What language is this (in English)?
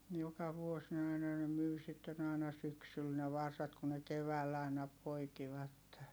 Finnish